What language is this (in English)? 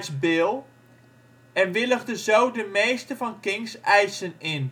Dutch